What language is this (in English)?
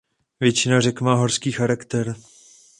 Czech